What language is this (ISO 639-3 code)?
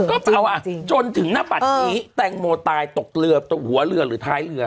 tha